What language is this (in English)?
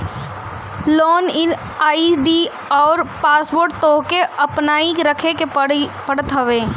Bhojpuri